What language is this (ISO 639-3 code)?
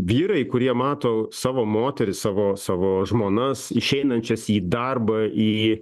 lit